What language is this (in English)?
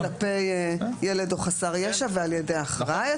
Hebrew